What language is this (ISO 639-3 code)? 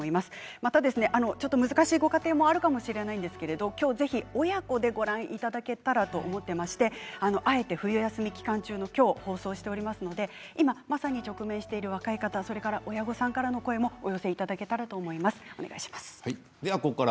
jpn